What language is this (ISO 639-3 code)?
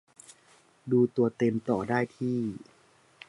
tha